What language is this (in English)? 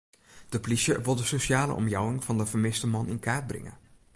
Western Frisian